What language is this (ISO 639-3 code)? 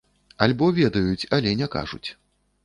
bel